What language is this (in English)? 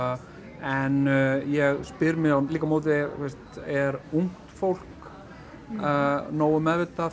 Icelandic